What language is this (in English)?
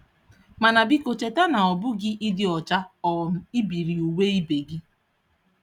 Igbo